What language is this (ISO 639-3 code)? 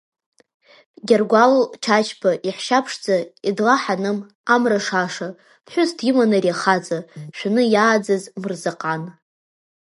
abk